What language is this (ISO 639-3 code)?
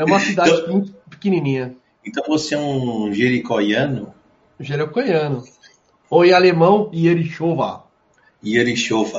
por